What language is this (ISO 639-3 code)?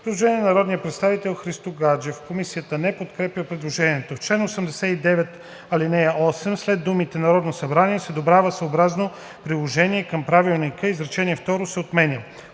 bul